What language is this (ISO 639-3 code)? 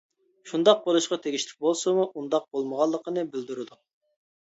uig